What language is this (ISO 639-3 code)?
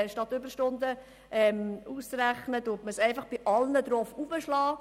gsw